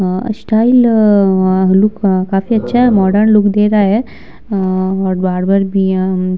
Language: Hindi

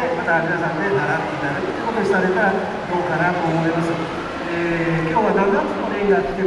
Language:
Japanese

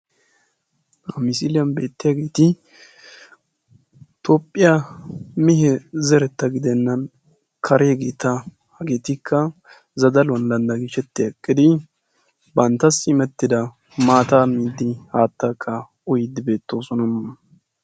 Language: Wolaytta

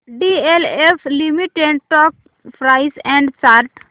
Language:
Marathi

